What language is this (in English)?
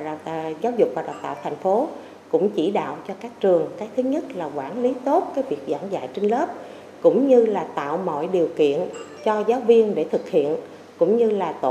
Vietnamese